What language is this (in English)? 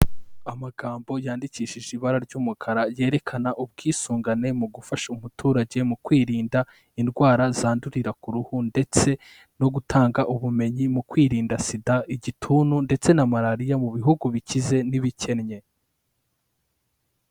Kinyarwanda